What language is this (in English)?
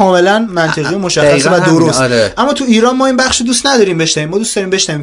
Persian